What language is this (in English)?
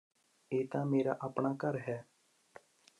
Punjabi